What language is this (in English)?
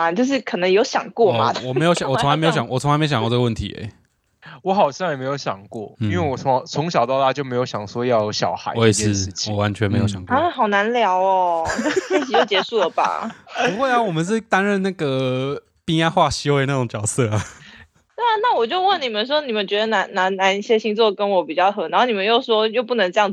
Chinese